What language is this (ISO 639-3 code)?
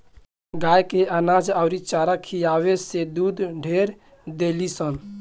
bho